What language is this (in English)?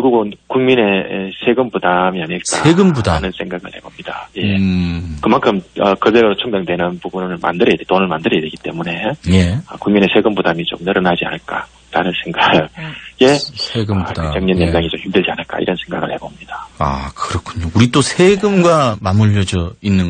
Korean